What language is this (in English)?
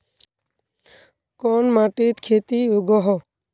Magahi